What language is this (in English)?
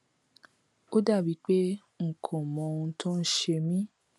Yoruba